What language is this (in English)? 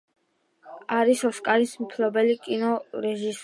Georgian